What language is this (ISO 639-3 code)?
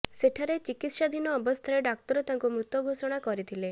ori